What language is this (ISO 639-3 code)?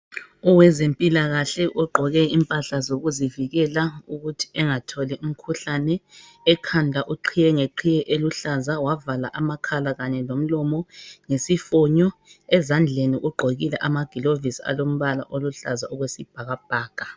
nde